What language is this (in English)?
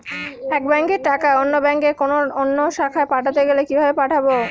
Bangla